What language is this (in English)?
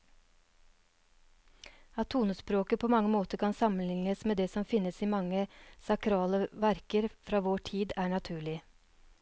Norwegian